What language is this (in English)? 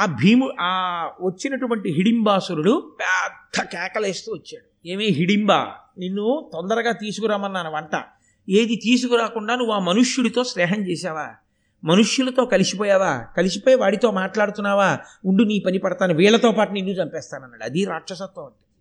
Telugu